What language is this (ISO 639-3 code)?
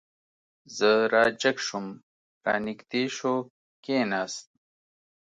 pus